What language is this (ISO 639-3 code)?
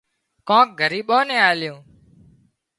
kxp